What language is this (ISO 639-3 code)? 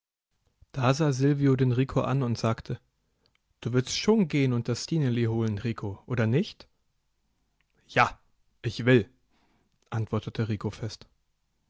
deu